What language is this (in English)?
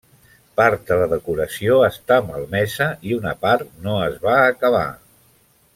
Catalan